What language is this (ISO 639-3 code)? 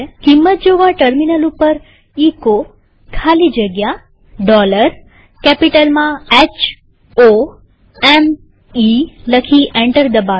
guj